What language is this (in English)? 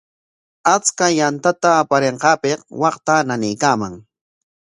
Corongo Ancash Quechua